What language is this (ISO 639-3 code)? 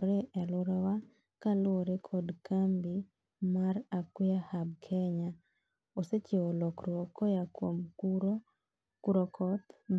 luo